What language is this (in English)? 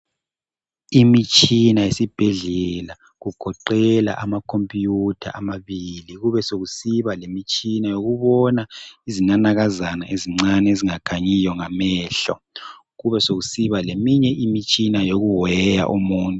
North Ndebele